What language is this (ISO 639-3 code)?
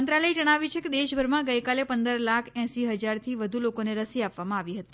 guj